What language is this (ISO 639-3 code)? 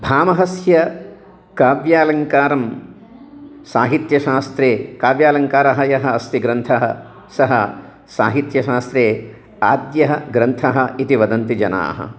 san